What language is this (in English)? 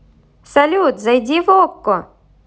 Russian